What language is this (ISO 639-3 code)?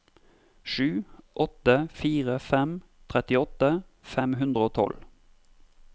nor